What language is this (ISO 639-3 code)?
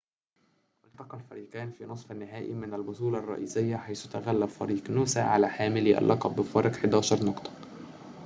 ara